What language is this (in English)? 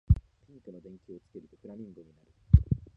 Japanese